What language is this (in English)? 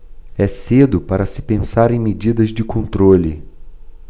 Portuguese